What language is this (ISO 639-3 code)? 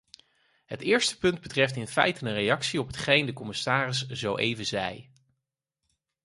nld